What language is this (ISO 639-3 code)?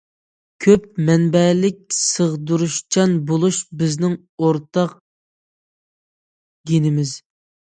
uig